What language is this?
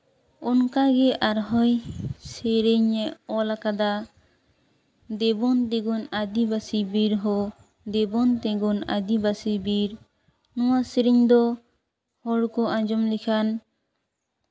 Santali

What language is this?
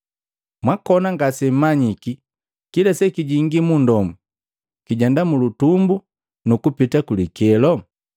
Matengo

